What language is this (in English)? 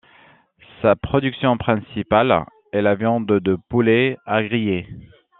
French